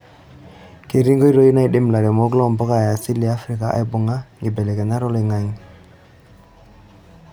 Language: Masai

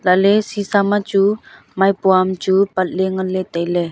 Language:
Wancho Naga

